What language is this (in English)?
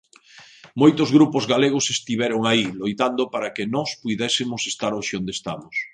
Galician